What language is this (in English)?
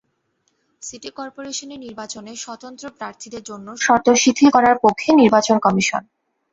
Bangla